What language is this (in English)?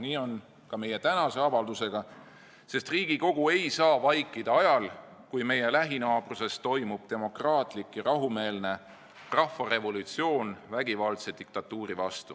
Estonian